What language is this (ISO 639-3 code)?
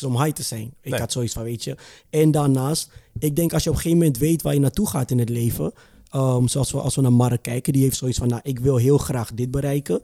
nld